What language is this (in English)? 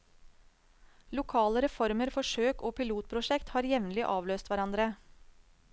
Norwegian